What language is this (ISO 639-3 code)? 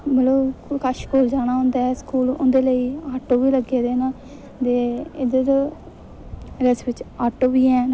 doi